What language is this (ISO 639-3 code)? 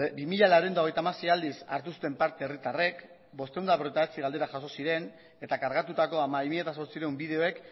eus